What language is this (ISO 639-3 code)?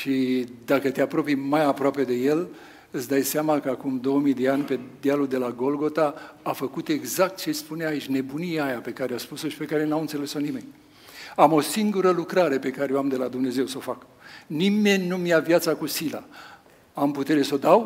ron